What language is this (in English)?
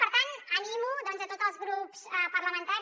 Catalan